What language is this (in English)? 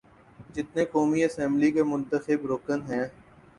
Urdu